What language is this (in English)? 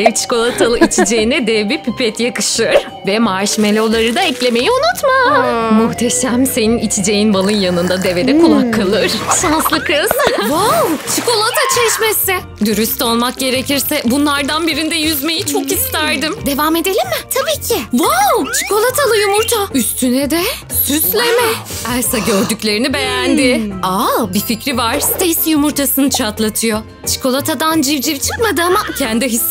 Turkish